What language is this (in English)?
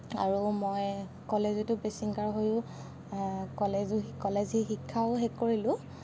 Assamese